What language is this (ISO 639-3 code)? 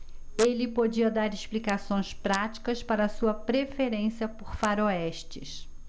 por